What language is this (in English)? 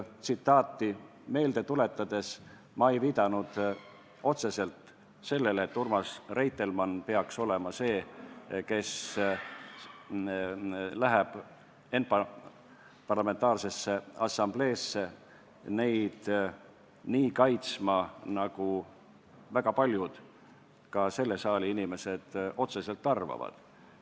Estonian